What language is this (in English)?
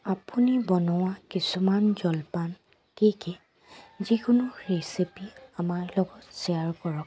Assamese